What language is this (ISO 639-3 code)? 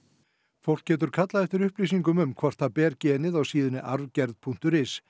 isl